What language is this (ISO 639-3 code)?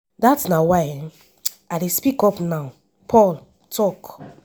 pcm